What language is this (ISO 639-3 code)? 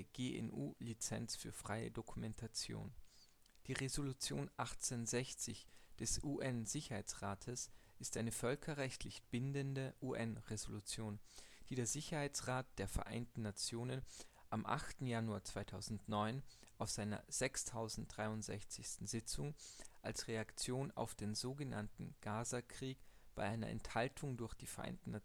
deu